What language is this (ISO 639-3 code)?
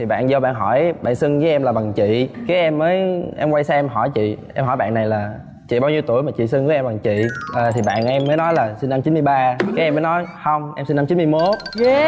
vie